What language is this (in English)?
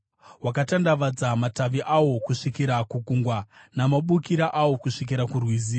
Shona